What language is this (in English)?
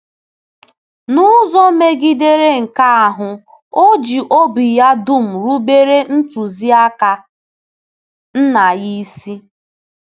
Igbo